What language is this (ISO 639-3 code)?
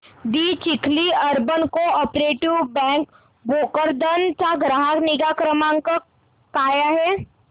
mar